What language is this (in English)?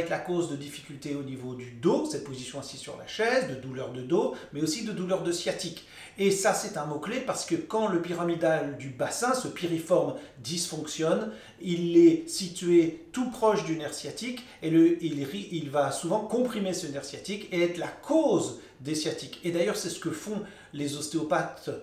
French